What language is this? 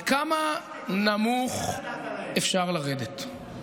Hebrew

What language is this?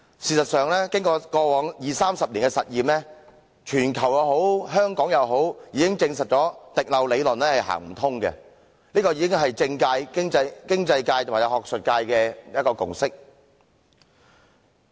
Cantonese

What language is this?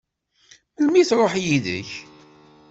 Kabyle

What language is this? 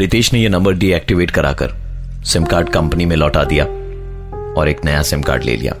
Hindi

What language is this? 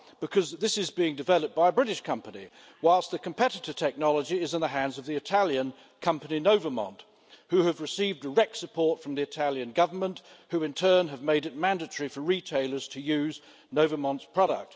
English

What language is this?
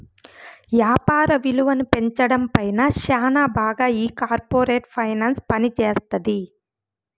Telugu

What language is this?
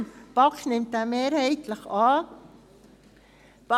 Swiss German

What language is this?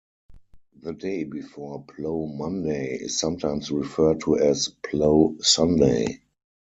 English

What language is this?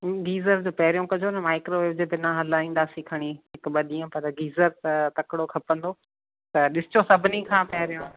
Sindhi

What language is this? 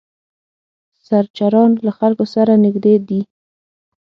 Pashto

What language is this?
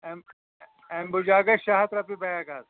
Kashmiri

